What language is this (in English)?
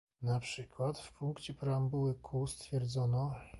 Polish